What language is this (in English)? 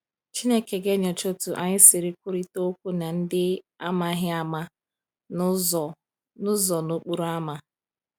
Igbo